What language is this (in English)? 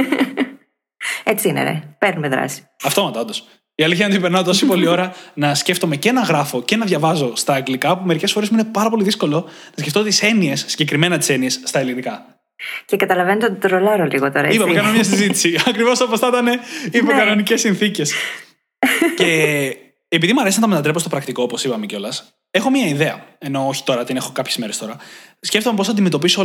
Greek